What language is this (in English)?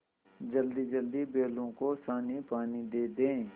Hindi